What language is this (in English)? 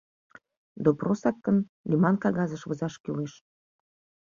Mari